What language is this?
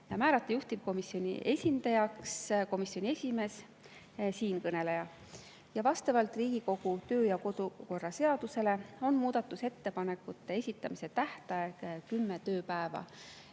Estonian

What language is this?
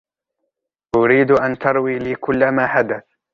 Arabic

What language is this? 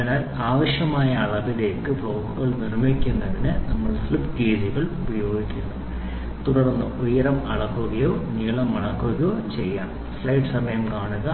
Malayalam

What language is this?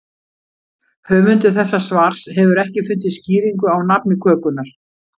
Icelandic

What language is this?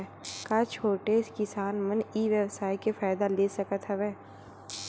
Chhattisgarhi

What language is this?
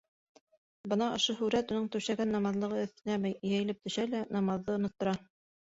Bashkir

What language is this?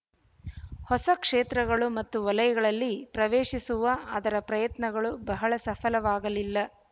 Kannada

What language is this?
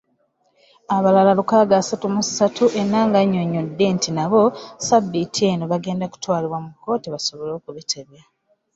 Ganda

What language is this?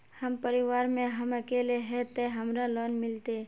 Magahi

